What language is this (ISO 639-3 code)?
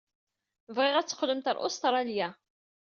kab